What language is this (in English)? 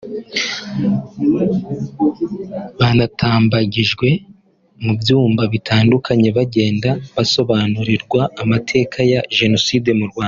Kinyarwanda